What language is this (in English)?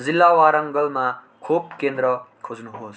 Nepali